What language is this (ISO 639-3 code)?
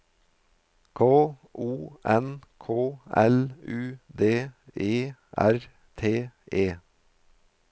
nor